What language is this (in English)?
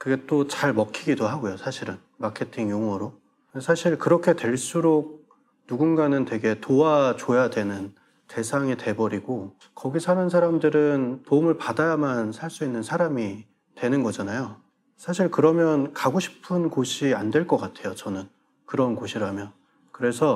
Korean